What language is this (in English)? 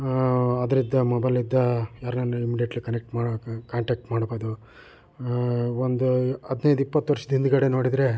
Kannada